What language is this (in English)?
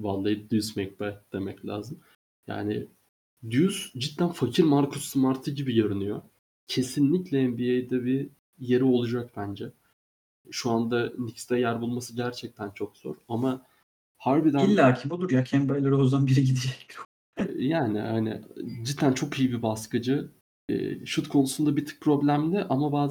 Turkish